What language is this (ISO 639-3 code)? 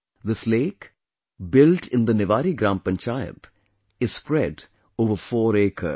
eng